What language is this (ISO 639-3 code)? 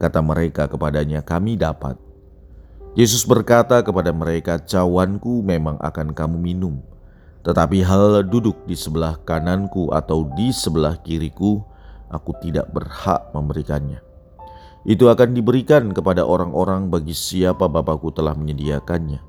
ind